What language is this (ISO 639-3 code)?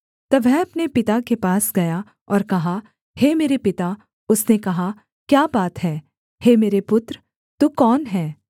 hin